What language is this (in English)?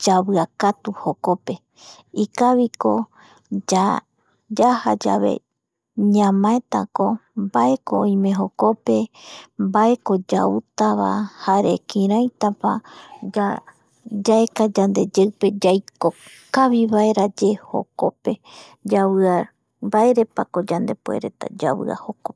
Eastern Bolivian Guaraní